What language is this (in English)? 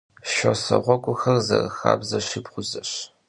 Kabardian